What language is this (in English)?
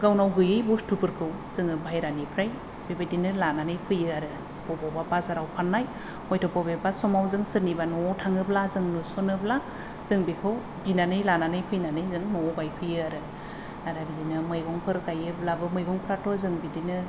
Bodo